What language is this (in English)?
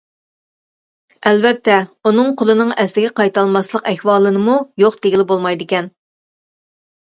Uyghur